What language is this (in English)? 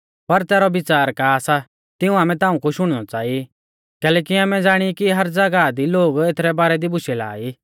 Mahasu Pahari